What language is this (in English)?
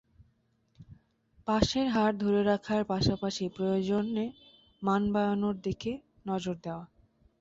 Bangla